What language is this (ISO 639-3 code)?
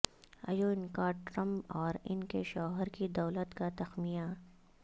urd